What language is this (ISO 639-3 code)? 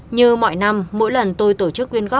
vie